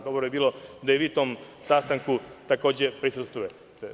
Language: Serbian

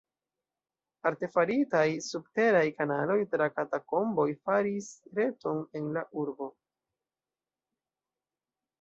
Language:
Esperanto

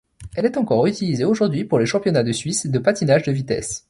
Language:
French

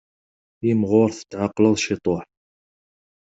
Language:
Kabyle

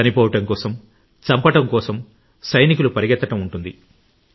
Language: Telugu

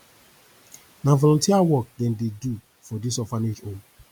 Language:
Nigerian Pidgin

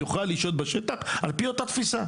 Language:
Hebrew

